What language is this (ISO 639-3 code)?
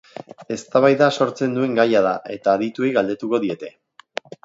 eus